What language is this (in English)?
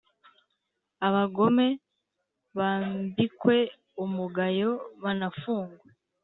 Kinyarwanda